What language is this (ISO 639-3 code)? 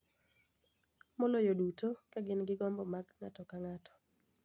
luo